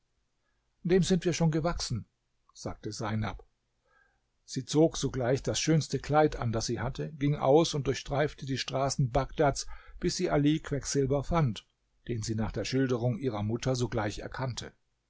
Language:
German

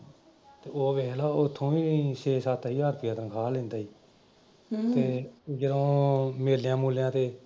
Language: Punjabi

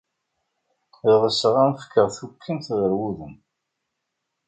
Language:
Kabyle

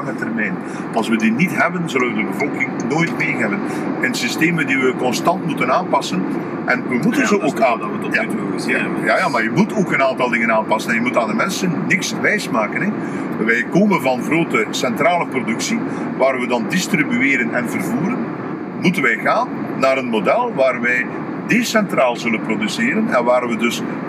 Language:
Dutch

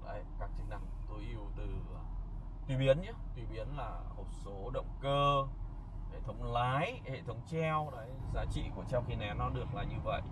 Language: Vietnamese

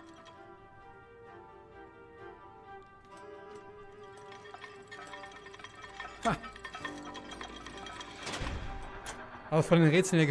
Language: German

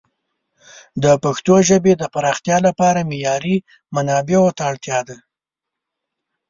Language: Pashto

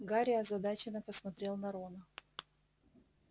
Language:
Russian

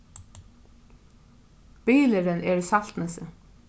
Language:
Faroese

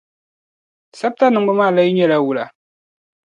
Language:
Dagbani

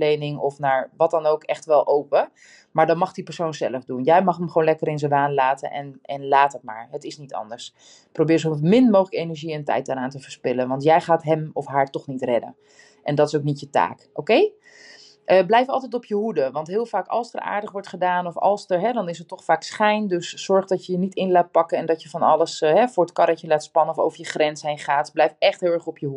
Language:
Dutch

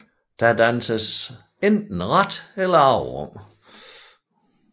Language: Danish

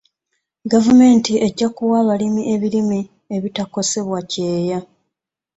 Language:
Ganda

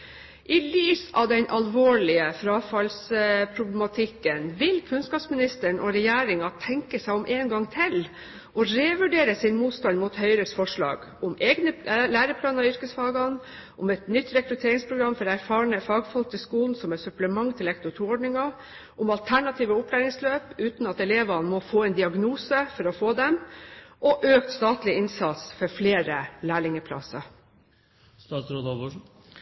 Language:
Norwegian Bokmål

